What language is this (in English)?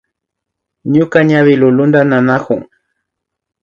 Imbabura Highland Quichua